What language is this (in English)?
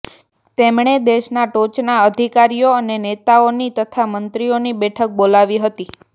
Gujarati